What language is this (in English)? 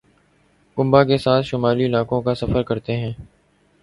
Urdu